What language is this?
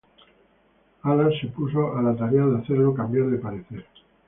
Spanish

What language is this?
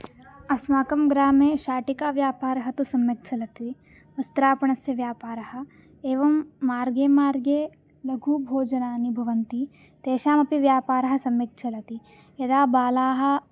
Sanskrit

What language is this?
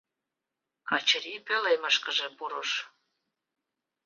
Mari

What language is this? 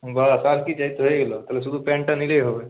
Bangla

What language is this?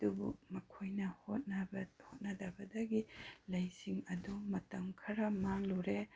Manipuri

